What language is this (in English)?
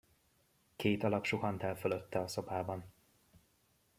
Hungarian